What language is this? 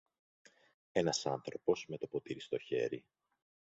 Greek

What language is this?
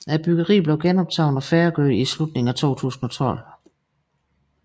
Danish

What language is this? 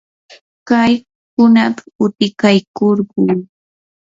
Yanahuanca Pasco Quechua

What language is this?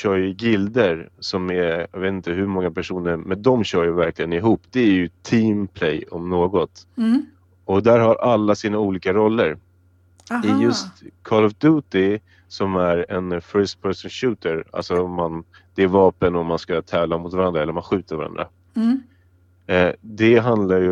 Swedish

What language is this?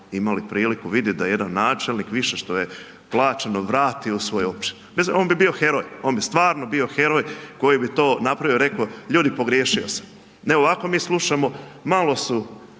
Croatian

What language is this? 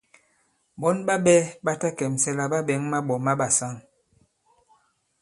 Bankon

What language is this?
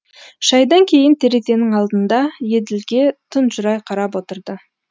Kazakh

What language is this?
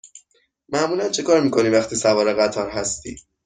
Persian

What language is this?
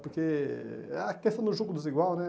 Portuguese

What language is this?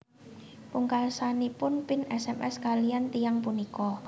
Javanese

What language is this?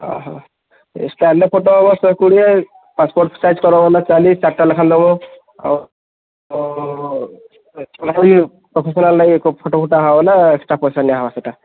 Odia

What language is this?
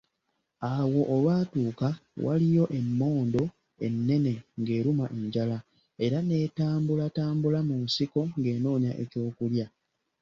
Ganda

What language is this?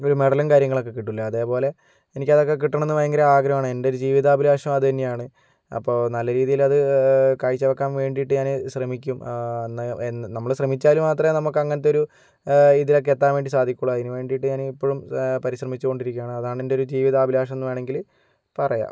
Malayalam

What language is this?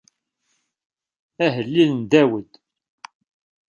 Kabyle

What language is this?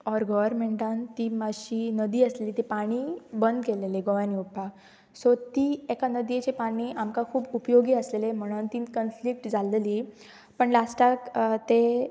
Konkani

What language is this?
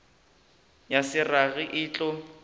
Northern Sotho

